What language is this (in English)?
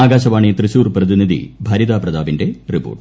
Malayalam